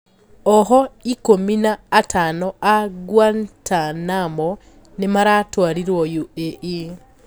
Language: Kikuyu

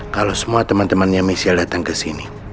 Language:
Indonesian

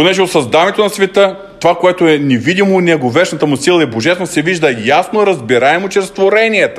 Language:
Bulgarian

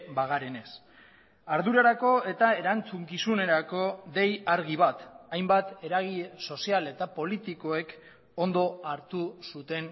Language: Basque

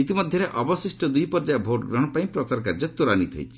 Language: Odia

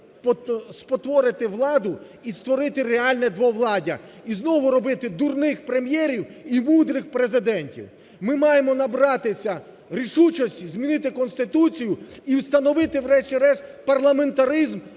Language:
Ukrainian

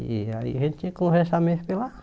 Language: Portuguese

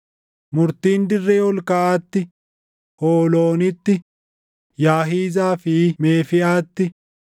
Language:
Oromo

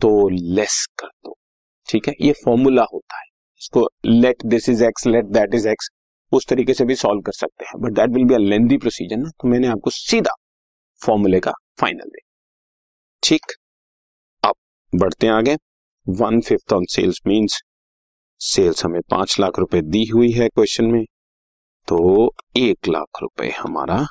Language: Hindi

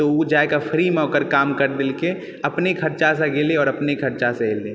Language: Maithili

